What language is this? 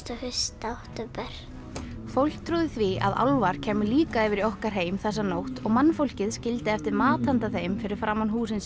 Icelandic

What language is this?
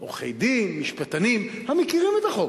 Hebrew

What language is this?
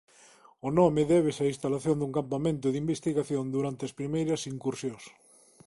Galician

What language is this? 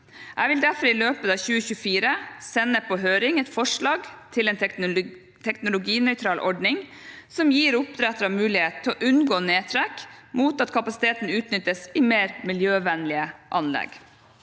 Norwegian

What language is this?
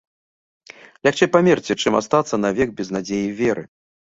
Belarusian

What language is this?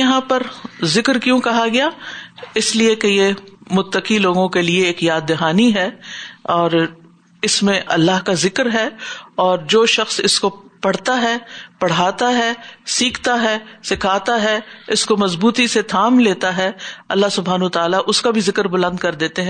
Urdu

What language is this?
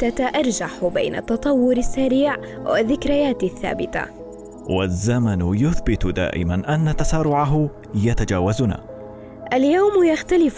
Arabic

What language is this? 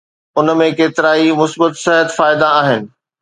Sindhi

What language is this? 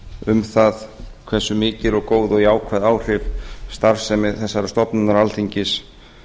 Icelandic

